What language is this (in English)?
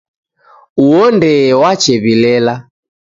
Taita